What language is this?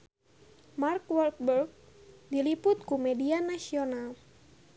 Sundanese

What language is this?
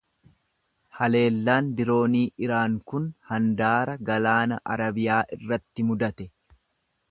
Oromo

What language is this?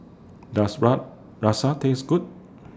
English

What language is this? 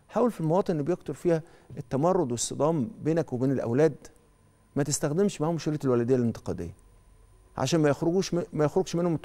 Arabic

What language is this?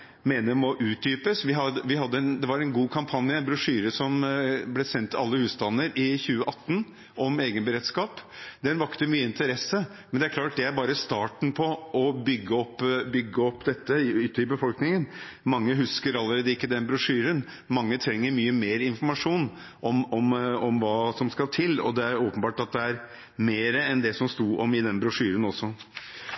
Norwegian Bokmål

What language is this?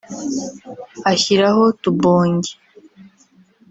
Kinyarwanda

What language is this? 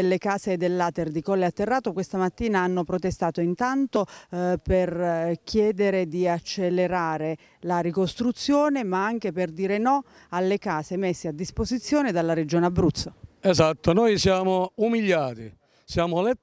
Italian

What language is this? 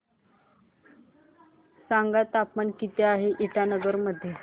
Marathi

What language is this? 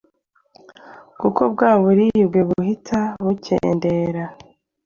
Kinyarwanda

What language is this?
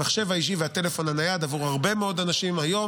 Hebrew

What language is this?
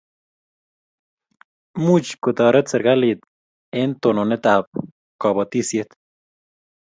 Kalenjin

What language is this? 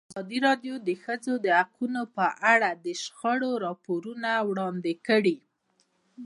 Pashto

